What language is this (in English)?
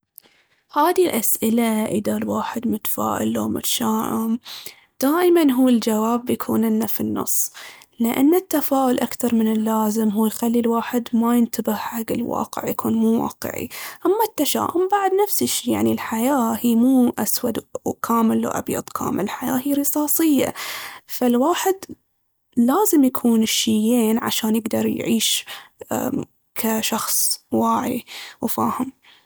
Baharna Arabic